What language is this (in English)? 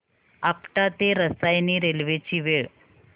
Marathi